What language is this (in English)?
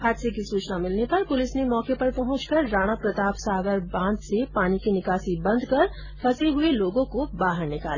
Hindi